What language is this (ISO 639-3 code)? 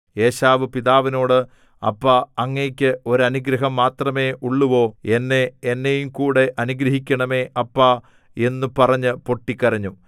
mal